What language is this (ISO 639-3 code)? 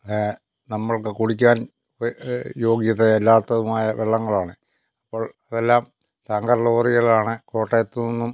mal